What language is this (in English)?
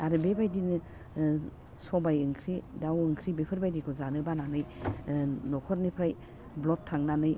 Bodo